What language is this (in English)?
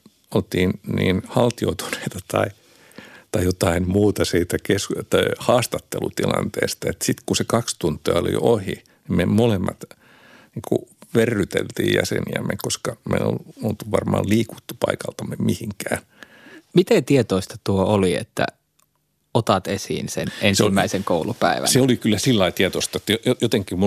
Finnish